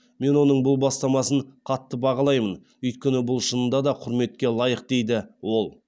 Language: Kazakh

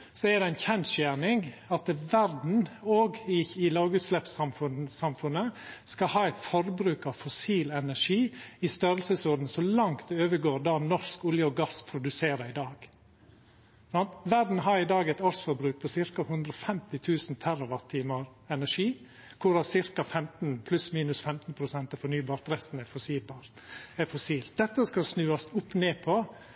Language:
Norwegian Nynorsk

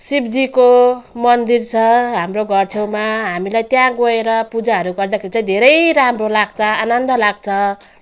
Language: Nepali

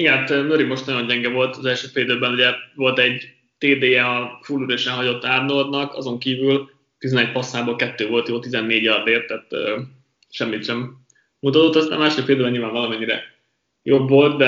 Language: Hungarian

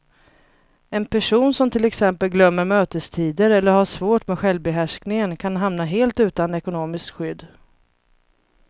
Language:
Swedish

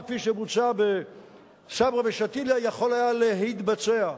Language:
Hebrew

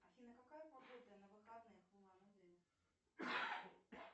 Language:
Russian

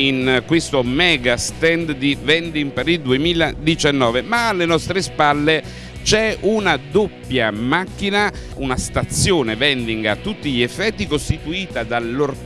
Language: Italian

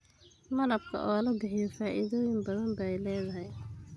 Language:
Somali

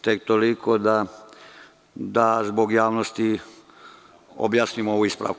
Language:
Serbian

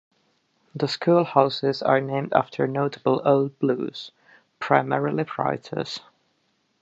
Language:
English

